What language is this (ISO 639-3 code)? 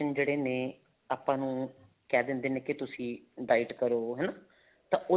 pan